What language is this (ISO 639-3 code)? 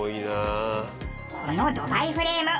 jpn